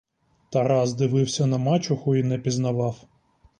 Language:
Ukrainian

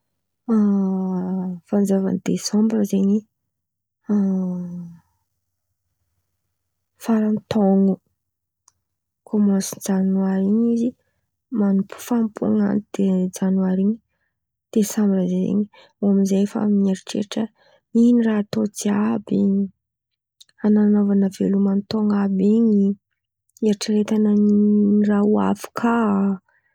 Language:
Antankarana Malagasy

